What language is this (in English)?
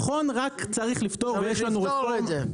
Hebrew